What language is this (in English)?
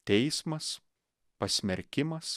Lithuanian